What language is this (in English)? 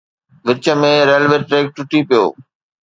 Sindhi